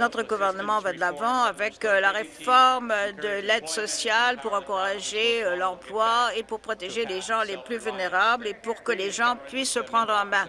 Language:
French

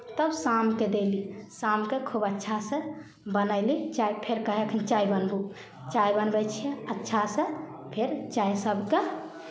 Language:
Maithili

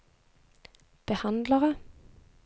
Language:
Norwegian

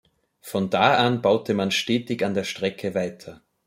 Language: German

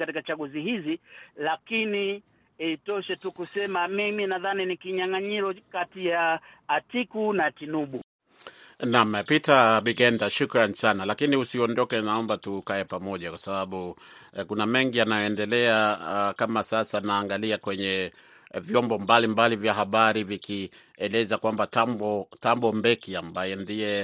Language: Swahili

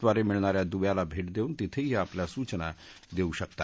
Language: Marathi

